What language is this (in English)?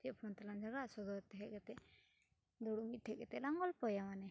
Santali